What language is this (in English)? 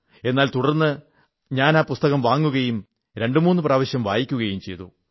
Malayalam